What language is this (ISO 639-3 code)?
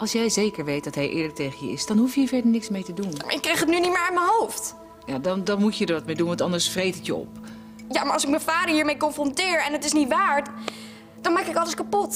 nld